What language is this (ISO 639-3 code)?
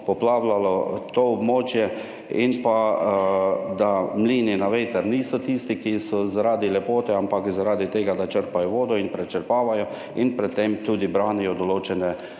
slv